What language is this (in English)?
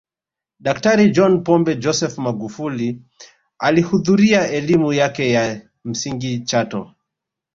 Swahili